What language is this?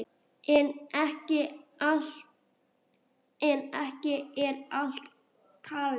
Icelandic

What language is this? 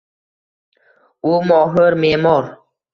Uzbek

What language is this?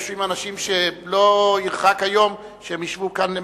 Hebrew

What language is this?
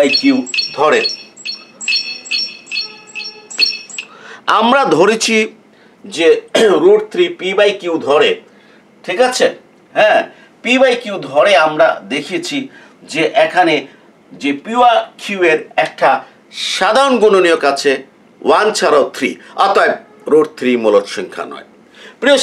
Bangla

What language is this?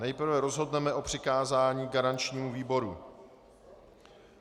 Czech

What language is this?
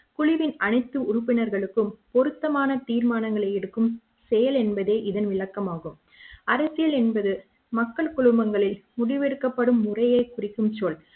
Tamil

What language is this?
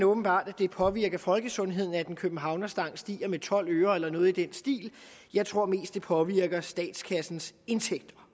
Danish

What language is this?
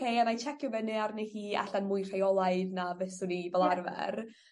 Welsh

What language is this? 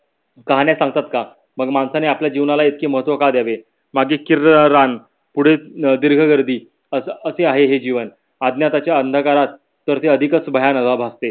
Marathi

